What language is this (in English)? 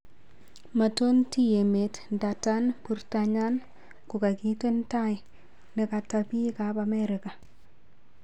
Kalenjin